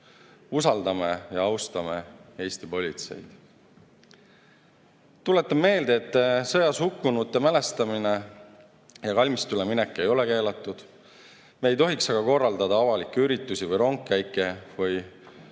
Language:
Estonian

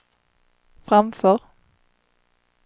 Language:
Swedish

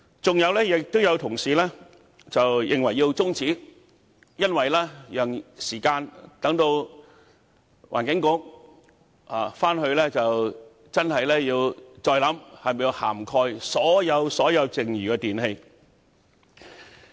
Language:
Cantonese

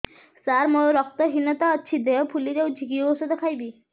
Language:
Odia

